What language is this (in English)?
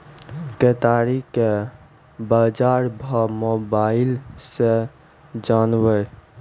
Maithili